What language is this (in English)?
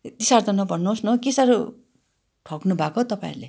Nepali